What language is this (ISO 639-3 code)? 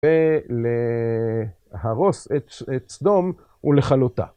heb